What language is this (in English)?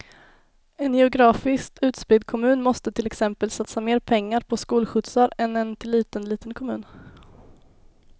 Swedish